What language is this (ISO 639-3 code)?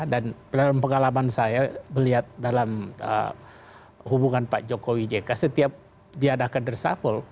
ind